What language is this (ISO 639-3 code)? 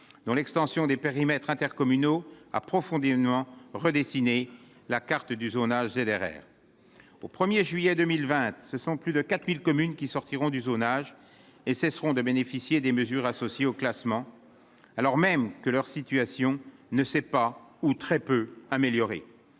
fra